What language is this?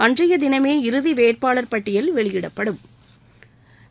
Tamil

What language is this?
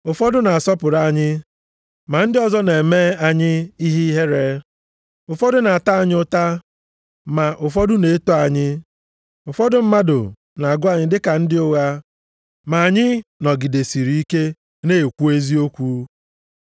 Igbo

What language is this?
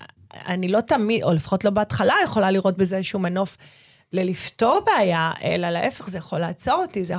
Hebrew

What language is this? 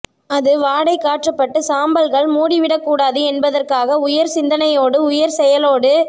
Tamil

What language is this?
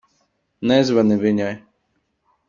Latvian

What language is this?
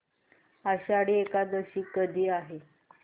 Marathi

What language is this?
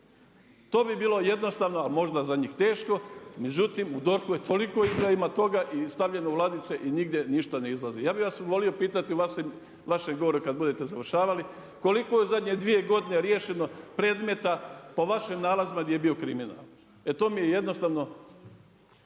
Croatian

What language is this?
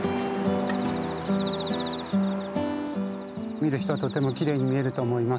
Japanese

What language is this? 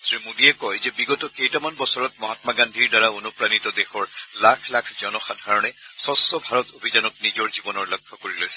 Assamese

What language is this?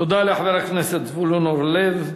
Hebrew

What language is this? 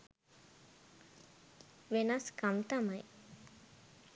Sinhala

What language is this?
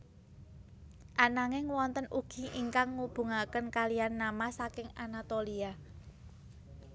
Javanese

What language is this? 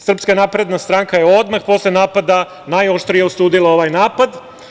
Serbian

